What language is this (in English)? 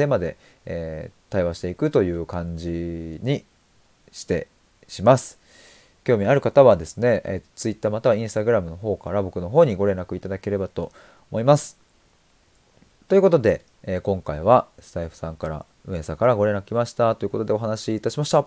Japanese